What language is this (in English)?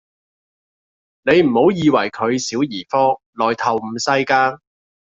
Cantonese